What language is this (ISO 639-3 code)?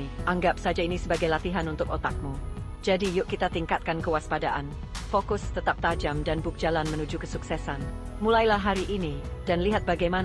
ind